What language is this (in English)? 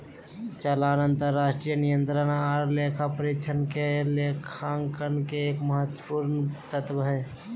Magahi